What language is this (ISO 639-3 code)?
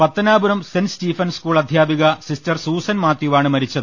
mal